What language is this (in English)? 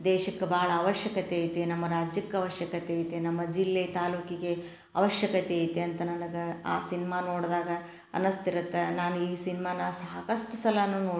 Kannada